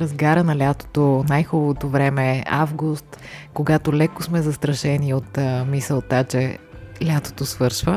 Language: Bulgarian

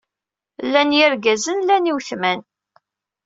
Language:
Kabyle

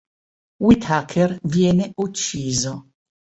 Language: Italian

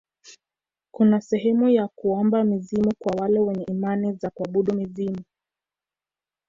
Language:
Swahili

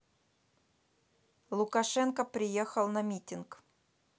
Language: Russian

